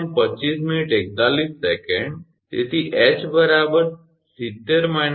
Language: Gujarati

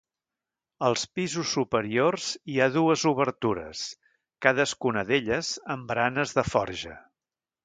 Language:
Catalan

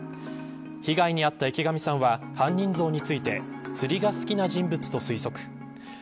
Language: Japanese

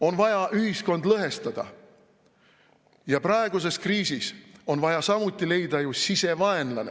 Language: Estonian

